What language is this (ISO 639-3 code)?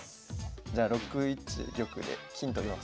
jpn